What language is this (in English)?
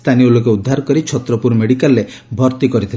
Odia